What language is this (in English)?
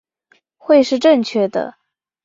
Chinese